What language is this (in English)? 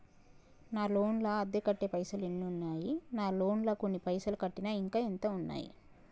Telugu